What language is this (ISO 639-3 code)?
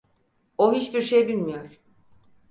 tur